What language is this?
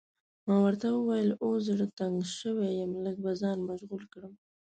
Pashto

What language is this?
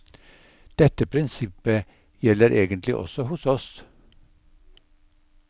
Norwegian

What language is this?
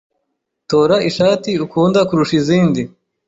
Kinyarwanda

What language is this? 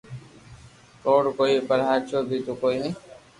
Loarki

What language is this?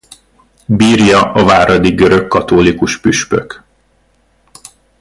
Hungarian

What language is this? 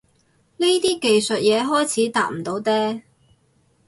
Cantonese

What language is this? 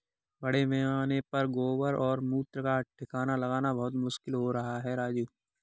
Hindi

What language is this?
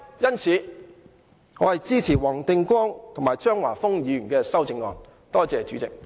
Cantonese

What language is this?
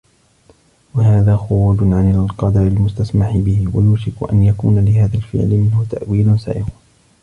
Arabic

